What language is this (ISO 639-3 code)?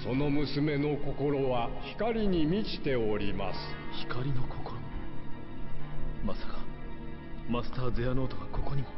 tha